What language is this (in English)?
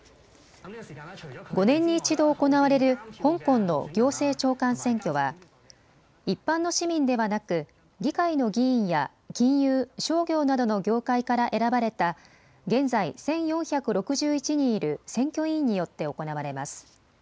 Japanese